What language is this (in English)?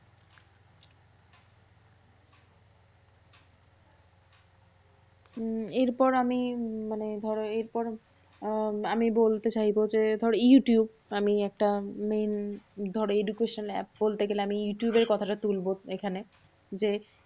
Bangla